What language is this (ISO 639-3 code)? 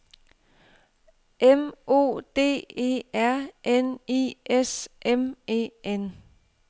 dan